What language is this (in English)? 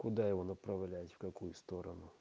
Russian